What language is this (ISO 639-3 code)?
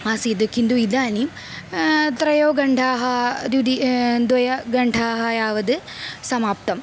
san